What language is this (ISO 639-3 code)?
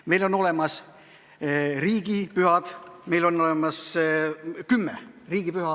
est